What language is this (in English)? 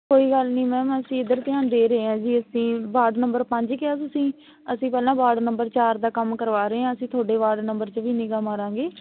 Punjabi